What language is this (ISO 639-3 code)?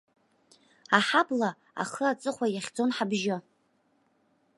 abk